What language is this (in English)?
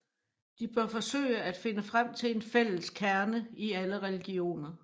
Danish